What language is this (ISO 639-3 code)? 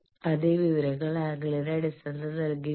mal